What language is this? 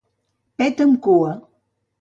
Catalan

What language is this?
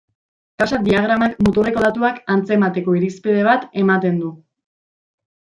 Basque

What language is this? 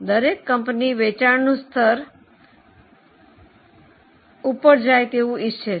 Gujarati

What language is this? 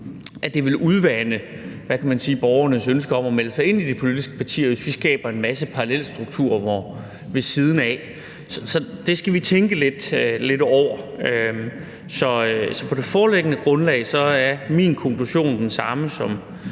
Danish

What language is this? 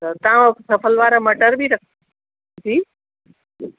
Sindhi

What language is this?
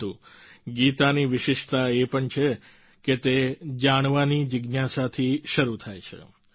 Gujarati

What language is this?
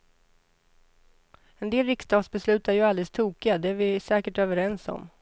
Swedish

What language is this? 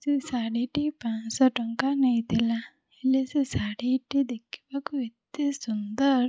Odia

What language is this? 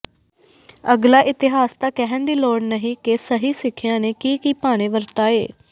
Punjabi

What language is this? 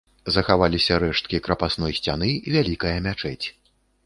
Belarusian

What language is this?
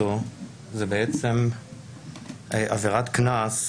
Hebrew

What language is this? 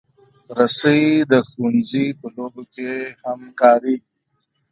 Pashto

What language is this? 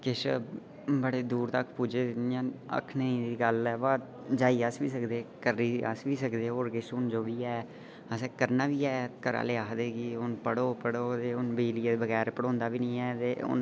Dogri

